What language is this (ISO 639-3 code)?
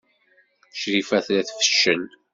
kab